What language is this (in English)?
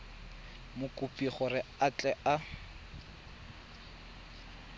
Tswana